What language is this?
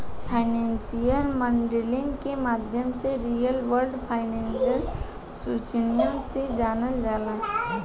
Bhojpuri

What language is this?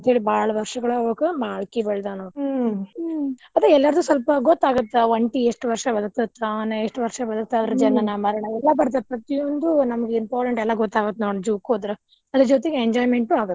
Kannada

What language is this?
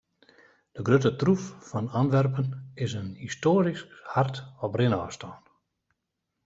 Western Frisian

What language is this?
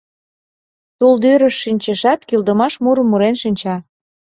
Mari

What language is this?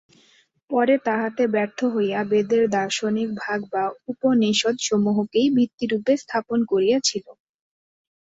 Bangla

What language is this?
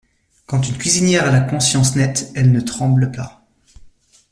French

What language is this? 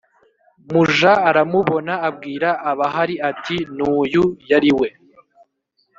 Kinyarwanda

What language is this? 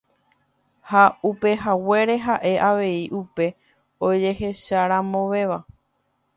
Guarani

